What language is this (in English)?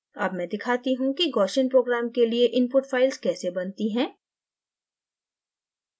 Hindi